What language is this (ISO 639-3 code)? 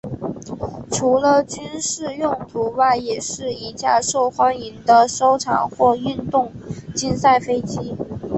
zho